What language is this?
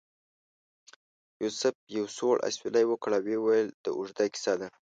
Pashto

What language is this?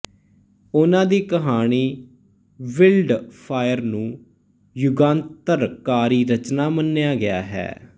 Punjabi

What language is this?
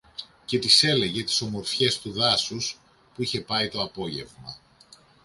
Greek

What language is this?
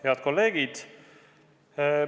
Estonian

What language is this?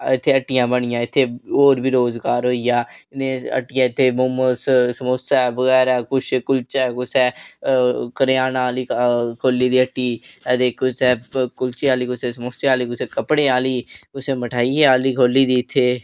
Dogri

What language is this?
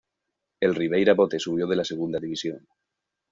Spanish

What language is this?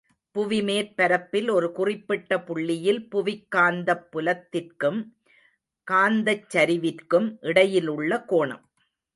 Tamil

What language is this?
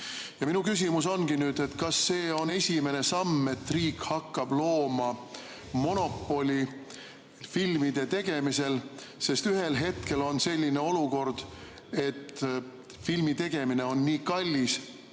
Estonian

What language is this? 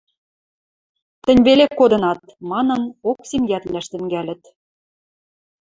Western Mari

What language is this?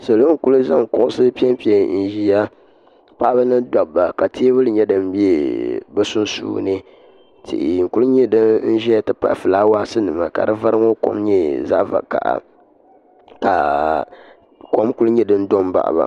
Dagbani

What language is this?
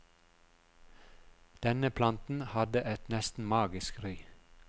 Norwegian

